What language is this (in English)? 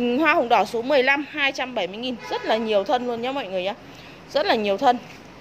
Vietnamese